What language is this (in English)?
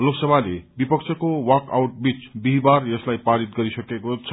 Nepali